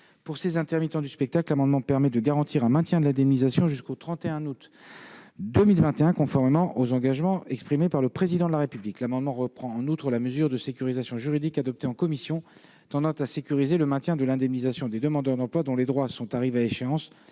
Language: French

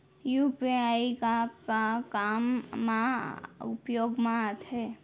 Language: Chhattisgarhi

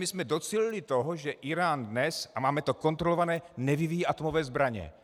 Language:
Czech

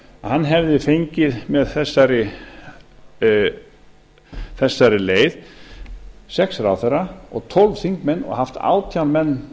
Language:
Icelandic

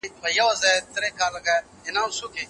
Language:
Pashto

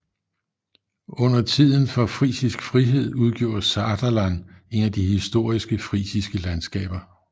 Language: Danish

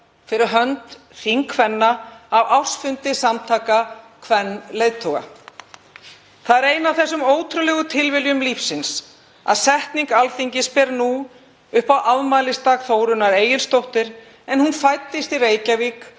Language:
Icelandic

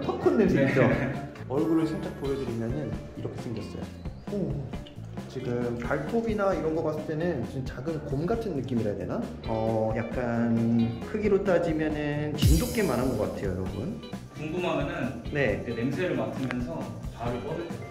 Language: Korean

